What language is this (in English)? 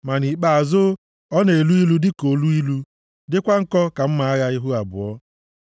Igbo